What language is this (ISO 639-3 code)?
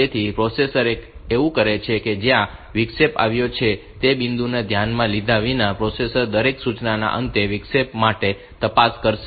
guj